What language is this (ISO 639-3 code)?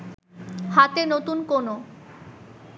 ben